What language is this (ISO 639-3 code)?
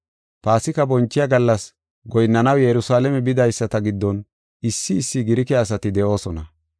gof